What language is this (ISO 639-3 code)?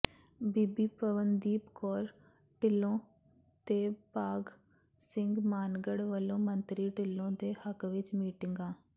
pan